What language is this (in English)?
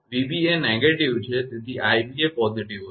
Gujarati